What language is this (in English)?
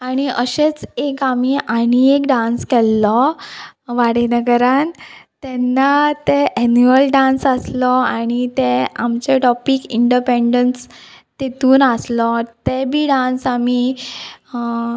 Konkani